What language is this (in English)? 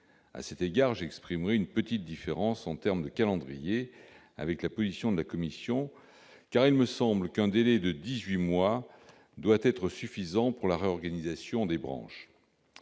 French